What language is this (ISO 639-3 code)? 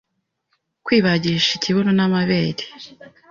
kin